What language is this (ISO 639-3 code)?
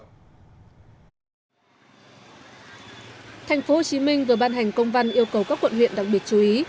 vie